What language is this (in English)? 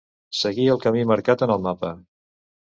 Catalan